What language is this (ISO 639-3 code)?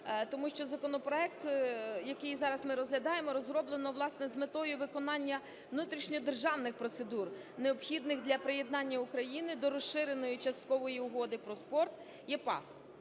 ukr